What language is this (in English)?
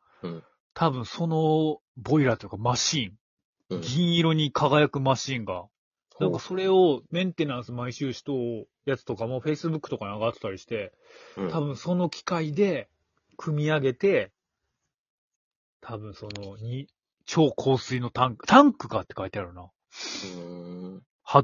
Japanese